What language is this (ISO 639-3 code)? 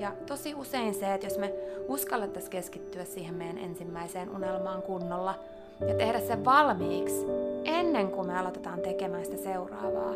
fin